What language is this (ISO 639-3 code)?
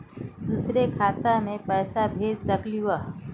mag